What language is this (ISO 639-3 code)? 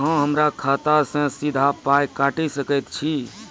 mai